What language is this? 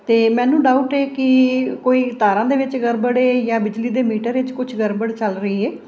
Punjabi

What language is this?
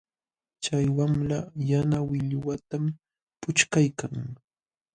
Jauja Wanca Quechua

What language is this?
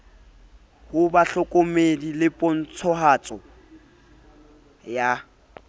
Southern Sotho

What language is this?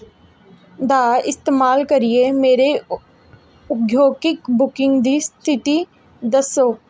Dogri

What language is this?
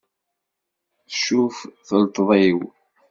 Kabyle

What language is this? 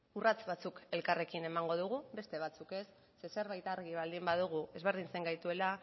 Basque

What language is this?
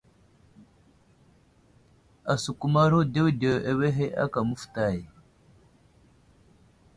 Wuzlam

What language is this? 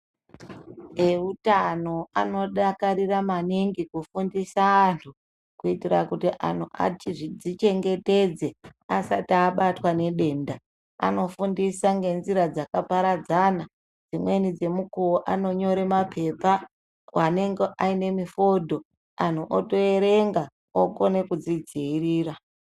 Ndau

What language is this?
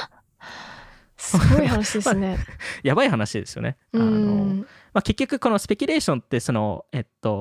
Japanese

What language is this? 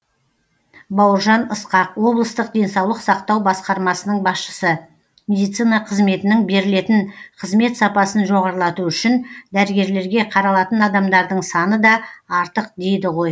Kazakh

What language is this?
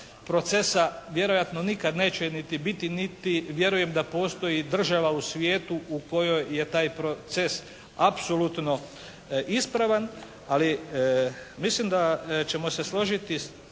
Croatian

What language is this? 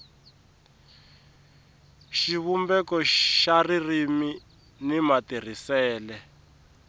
Tsonga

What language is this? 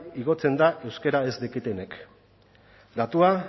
Basque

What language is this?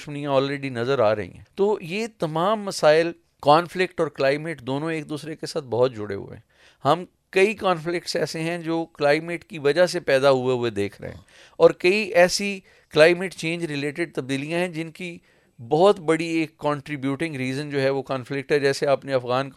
Urdu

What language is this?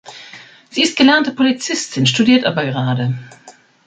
German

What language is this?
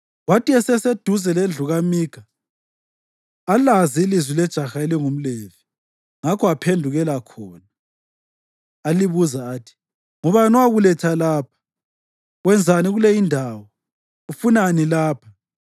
North Ndebele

